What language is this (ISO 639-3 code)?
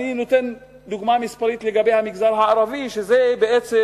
heb